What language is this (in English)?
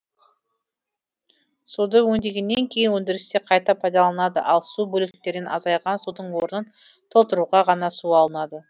Kazakh